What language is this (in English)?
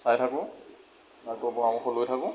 Assamese